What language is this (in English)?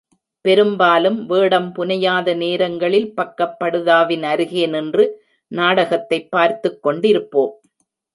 Tamil